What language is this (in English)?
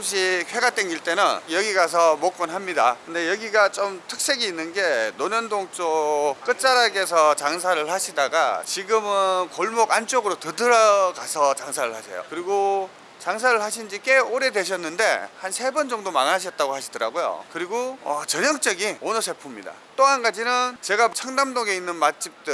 Korean